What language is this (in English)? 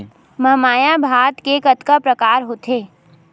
Chhattisgarhi